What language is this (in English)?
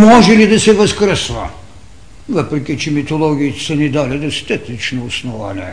Bulgarian